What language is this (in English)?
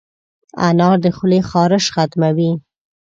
Pashto